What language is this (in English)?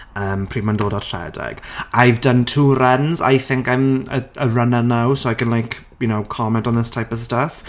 Welsh